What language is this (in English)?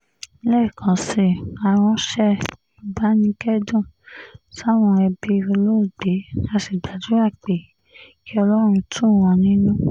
Yoruba